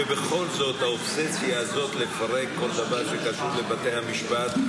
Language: Hebrew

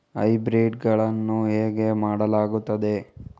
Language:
Kannada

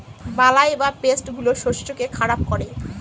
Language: Bangla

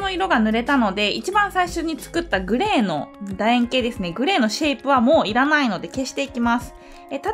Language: Japanese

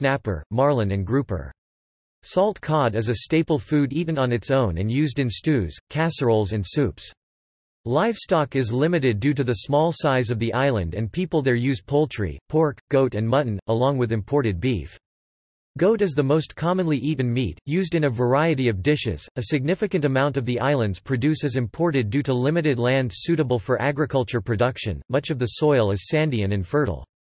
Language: English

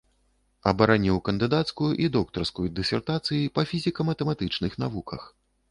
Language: Belarusian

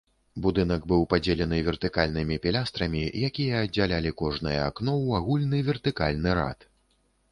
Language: Belarusian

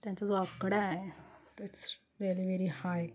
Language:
Marathi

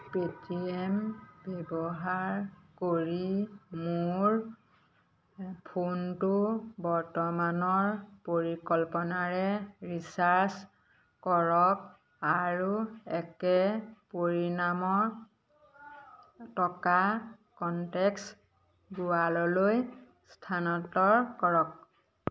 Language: Assamese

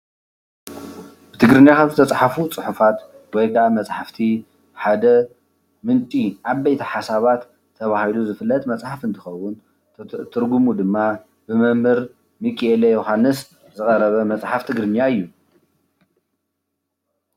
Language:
Tigrinya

